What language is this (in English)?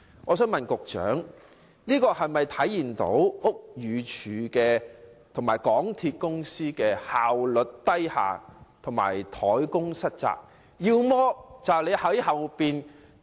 Cantonese